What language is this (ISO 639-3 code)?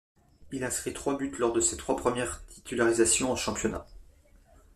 fra